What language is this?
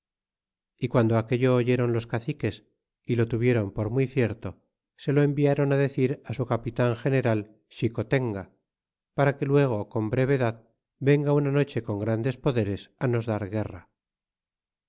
Spanish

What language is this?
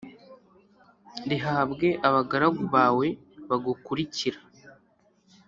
Kinyarwanda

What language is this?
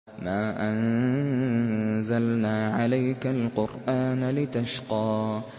Arabic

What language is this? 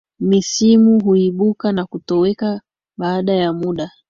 Swahili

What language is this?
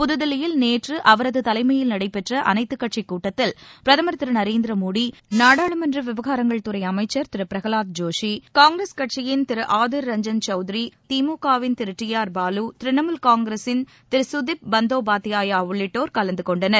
Tamil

